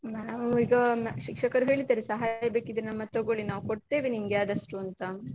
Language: Kannada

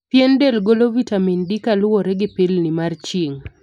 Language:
Luo (Kenya and Tanzania)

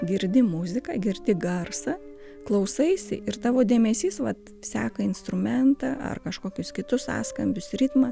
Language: Lithuanian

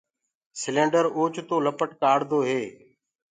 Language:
Gurgula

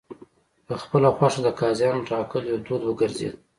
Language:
Pashto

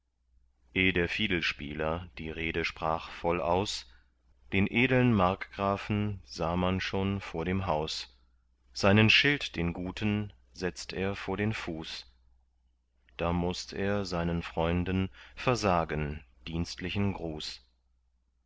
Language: German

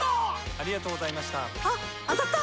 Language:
Japanese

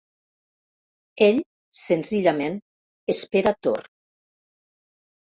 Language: Catalan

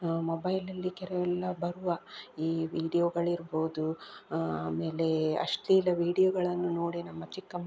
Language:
Kannada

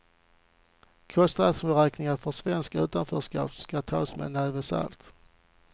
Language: Swedish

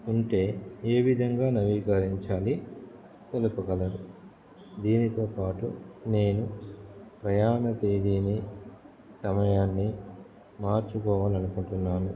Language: Telugu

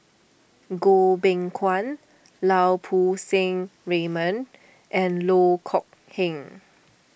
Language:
English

